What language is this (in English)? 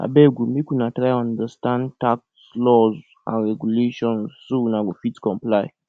Nigerian Pidgin